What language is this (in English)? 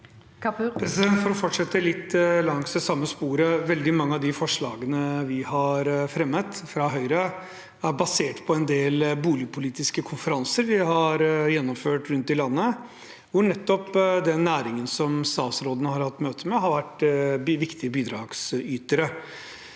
Norwegian